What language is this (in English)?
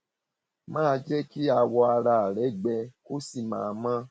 Yoruba